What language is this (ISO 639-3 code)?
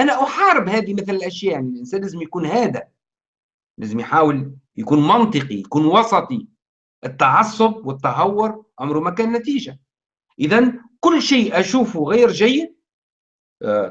ara